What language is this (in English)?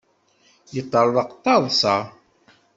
Kabyle